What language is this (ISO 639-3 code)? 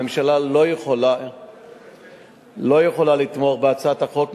heb